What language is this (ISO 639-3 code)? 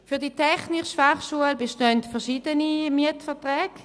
gsw